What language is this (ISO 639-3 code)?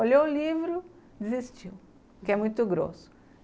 por